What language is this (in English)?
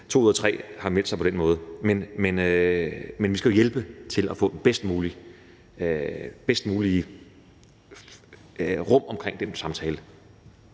Danish